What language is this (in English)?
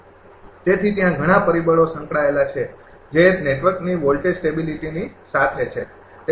Gujarati